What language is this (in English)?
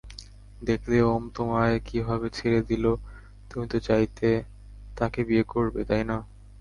Bangla